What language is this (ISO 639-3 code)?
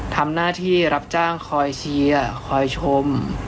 tha